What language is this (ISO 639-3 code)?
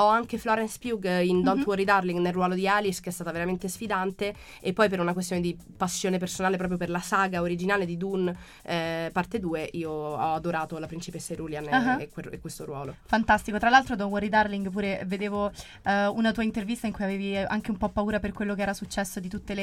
ita